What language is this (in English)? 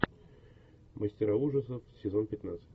Russian